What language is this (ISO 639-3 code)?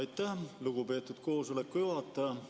est